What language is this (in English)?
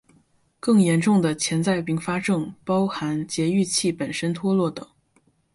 Chinese